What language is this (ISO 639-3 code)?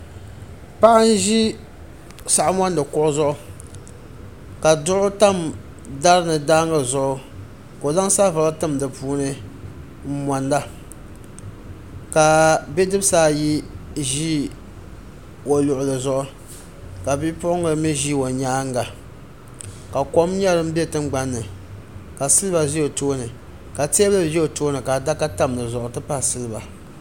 dag